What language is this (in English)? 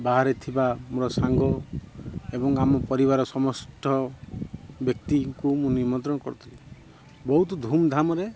Odia